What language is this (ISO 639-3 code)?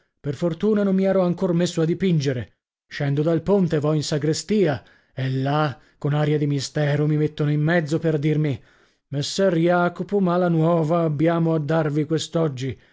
ita